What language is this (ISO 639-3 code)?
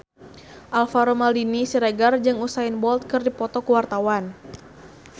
sun